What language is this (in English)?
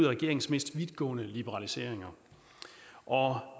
Danish